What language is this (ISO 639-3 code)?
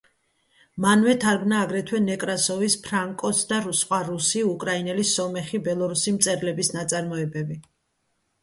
kat